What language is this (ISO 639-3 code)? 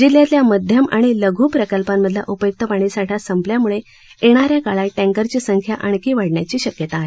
mar